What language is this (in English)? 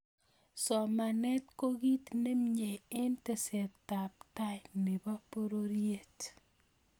Kalenjin